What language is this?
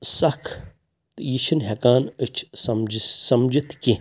Kashmiri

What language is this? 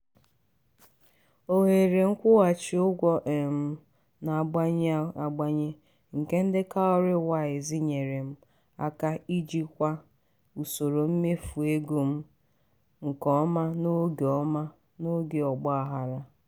Igbo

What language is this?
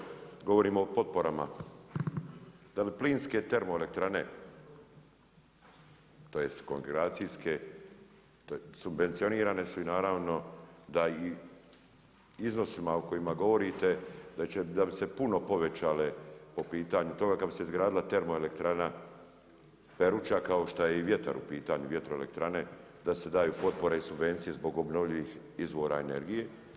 Croatian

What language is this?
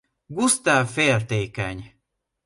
Hungarian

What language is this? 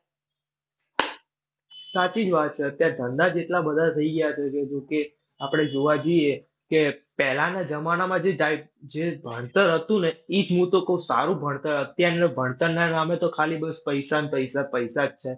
Gujarati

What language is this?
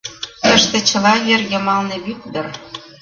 Mari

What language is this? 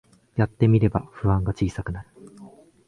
Japanese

